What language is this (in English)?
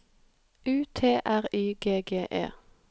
Norwegian